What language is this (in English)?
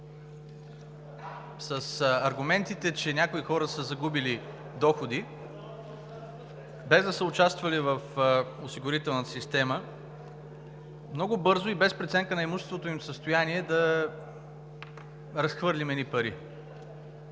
Bulgarian